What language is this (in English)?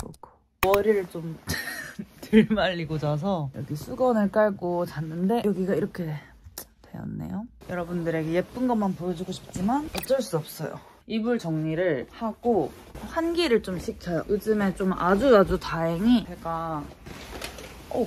Korean